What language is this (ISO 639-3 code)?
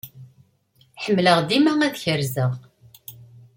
kab